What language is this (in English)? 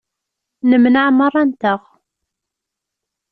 Kabyle